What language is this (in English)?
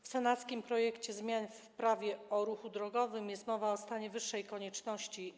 Polish